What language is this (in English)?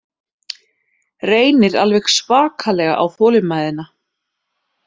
Icelandic